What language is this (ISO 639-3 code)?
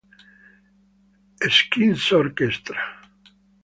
ita